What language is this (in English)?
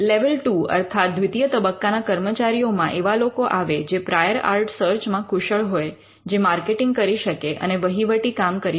Gujarati